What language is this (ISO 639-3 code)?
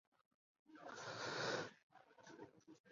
zho